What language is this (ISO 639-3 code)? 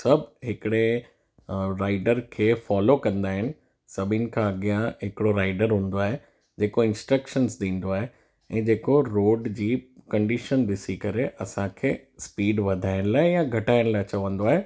snd